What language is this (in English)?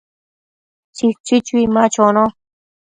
Matsés